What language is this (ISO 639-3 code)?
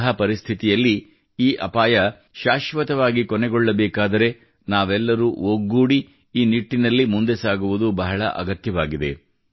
kan